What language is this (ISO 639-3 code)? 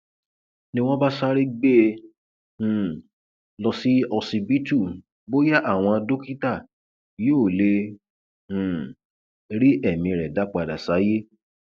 yor